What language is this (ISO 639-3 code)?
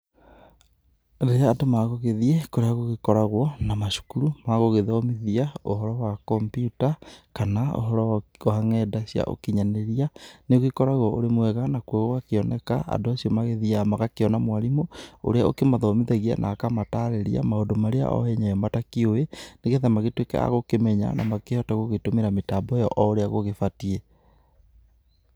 kik